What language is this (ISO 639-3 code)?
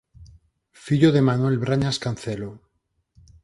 glg